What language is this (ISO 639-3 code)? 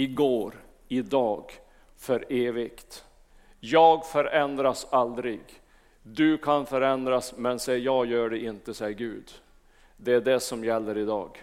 swe